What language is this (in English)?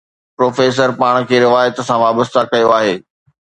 Sindhi